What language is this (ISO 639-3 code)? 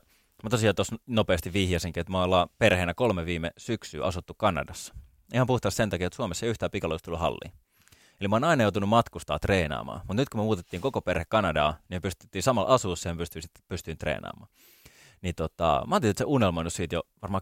fin